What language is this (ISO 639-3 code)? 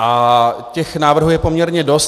ces